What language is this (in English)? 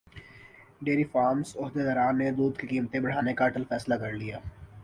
Urdu